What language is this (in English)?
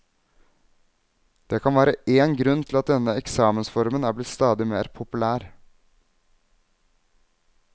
Norwegian